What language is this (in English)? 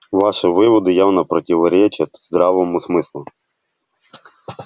Russian